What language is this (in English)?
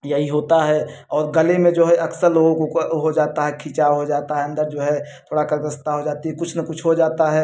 Hindi